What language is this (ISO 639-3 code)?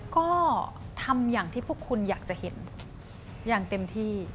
tha